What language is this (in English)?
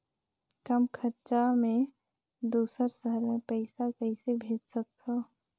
Chhattisgarhi